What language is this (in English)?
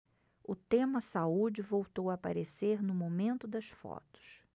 Portuguese